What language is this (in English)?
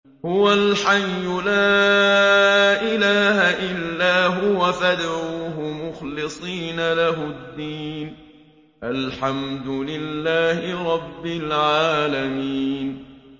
Arabic